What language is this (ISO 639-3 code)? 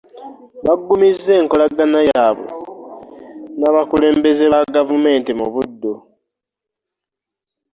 lug